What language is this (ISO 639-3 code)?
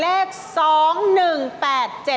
tha